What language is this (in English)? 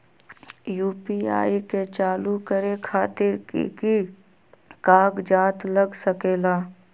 Magahi